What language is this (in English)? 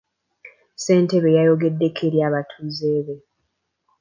Ganda